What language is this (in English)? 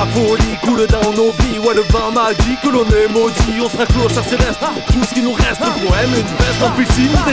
French